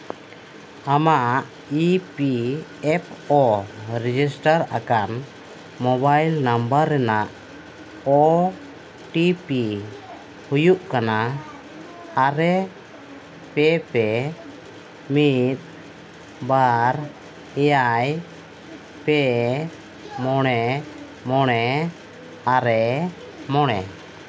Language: Santali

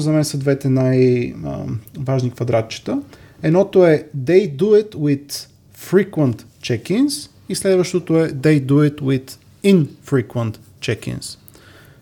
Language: Bulgarian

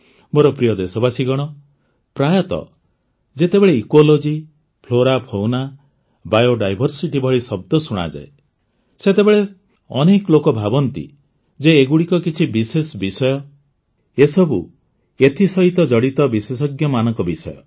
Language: Odia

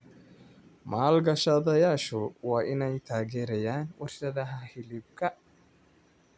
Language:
Somali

